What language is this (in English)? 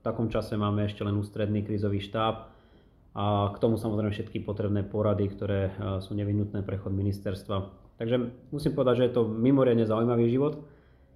Slovak